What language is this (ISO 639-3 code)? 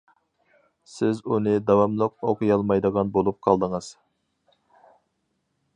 uig